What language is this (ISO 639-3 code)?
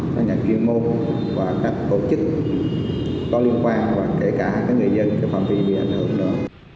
vie